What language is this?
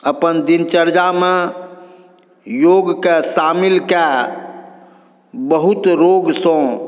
Maithili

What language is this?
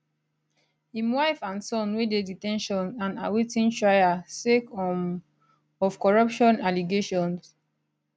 Nigerian Pidgin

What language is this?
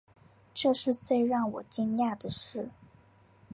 Chinese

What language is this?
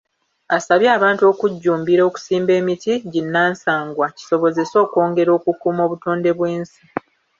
Ganda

